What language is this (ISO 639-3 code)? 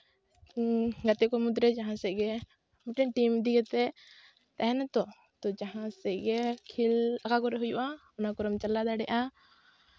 sat